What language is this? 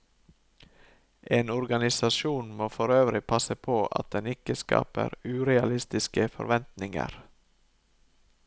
Norwegian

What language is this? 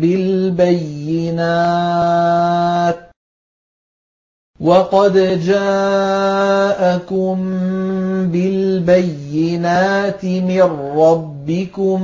Arabic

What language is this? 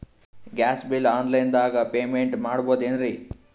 Kannada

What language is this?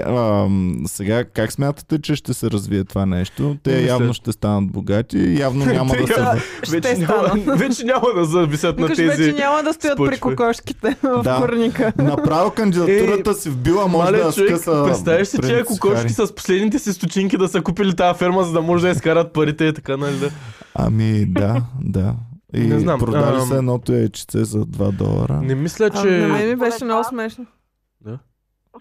Bulgarian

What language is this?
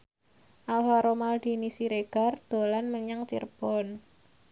Javanese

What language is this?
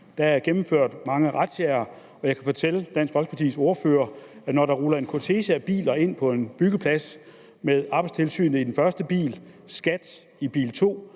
Danish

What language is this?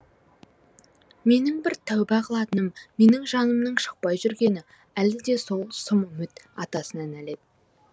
Kazakh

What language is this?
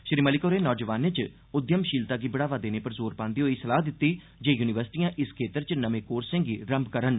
Dogri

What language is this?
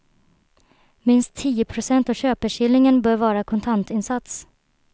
Swedish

